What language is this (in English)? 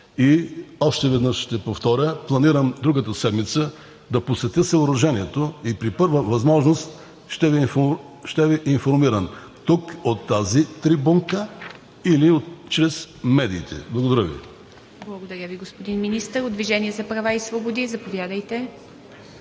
Bulgarian